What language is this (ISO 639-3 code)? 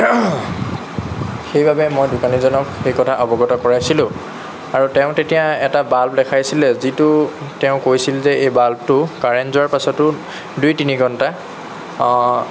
asm